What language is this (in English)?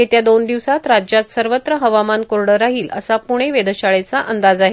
Marathi